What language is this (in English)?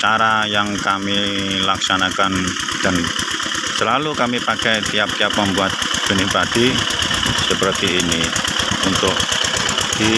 Indonesian